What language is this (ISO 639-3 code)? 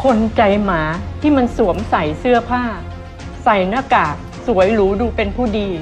tha